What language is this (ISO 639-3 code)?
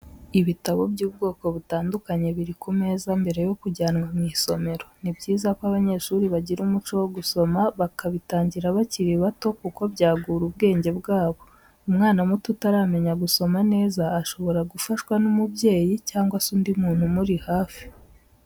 kin